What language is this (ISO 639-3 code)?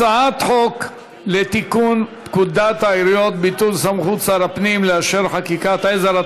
heb